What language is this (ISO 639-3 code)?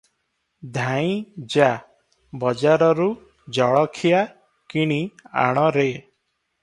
ori